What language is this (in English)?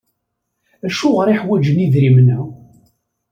Kabyle